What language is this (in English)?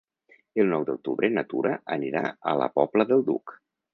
Catalan